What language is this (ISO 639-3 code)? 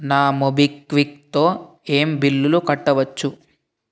tel